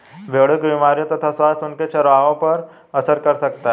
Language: Hindi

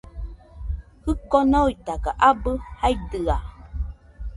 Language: Nüpode Huitoto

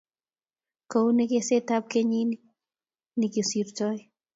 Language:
Kalenjin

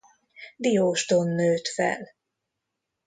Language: Hungarian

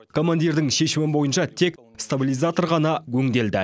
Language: Kazakh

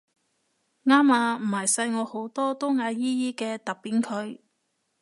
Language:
Cantonese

